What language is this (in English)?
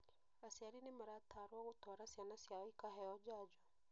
Kikuyu